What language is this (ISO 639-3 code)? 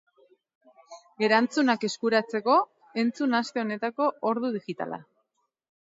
eus